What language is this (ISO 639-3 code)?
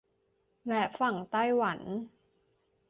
tha